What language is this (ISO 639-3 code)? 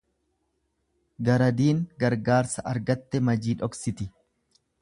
orm